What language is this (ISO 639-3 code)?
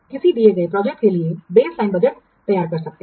hin